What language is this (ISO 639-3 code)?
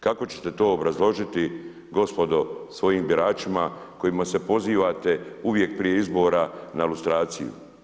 hrv